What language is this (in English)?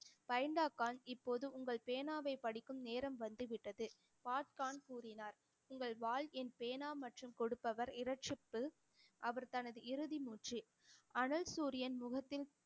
Tamil